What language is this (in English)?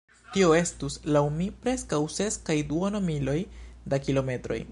Esperanto